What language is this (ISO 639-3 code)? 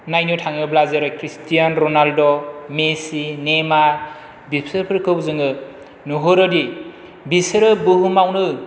brx